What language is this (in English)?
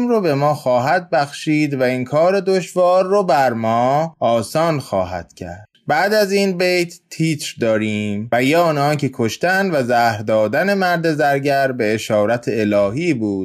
Persian